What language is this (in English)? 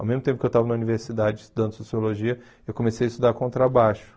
Portuguese